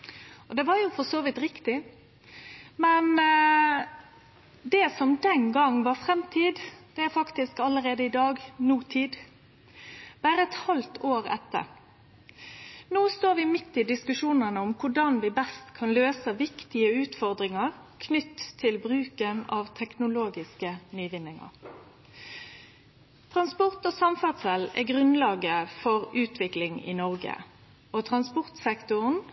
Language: Norwegian Nynorsk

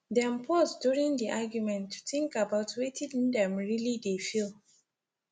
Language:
Nigerian Pidgin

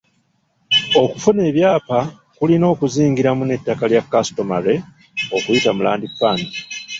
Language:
Ganda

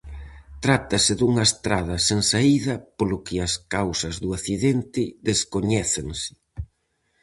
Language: Galician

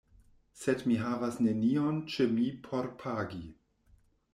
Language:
Esperanto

